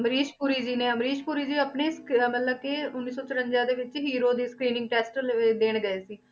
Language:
Punjabi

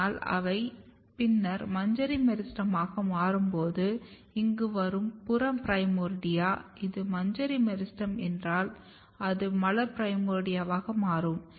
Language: Tamil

